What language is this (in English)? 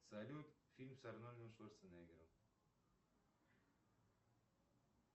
Russian